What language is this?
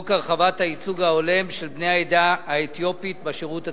Hebrew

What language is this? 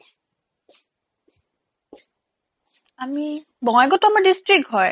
Assamese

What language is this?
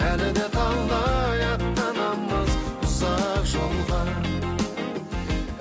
Kazakh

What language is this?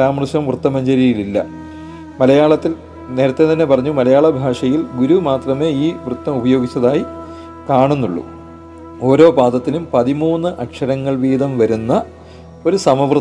Malayalam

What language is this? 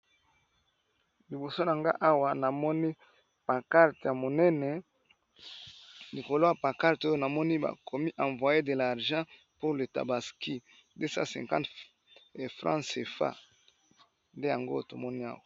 Lingala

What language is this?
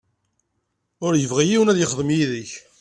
Kabyle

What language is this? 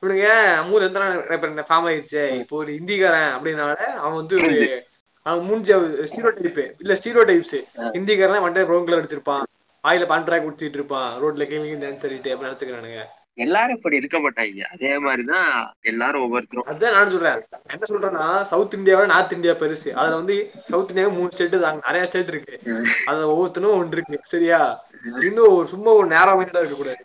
Tamil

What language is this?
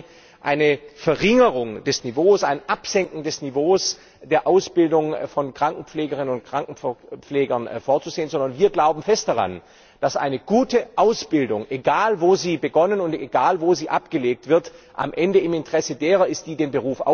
German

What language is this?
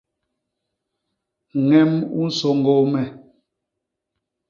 Basaa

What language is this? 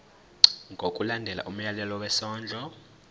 Zulu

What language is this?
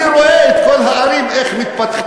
Hebrew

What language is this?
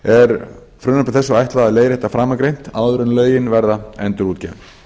Icelandic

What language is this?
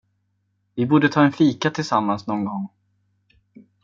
Swedish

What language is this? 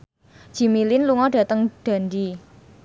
Javanese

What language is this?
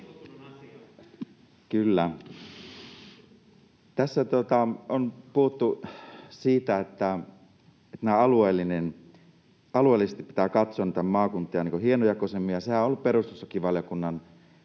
Finnish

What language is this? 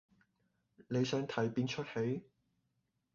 Cantonese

